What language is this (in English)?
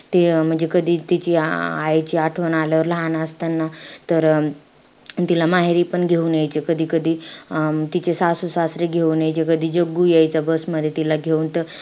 Marathi